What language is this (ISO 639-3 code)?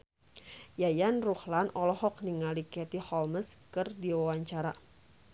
sun